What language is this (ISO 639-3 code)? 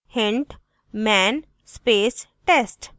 hin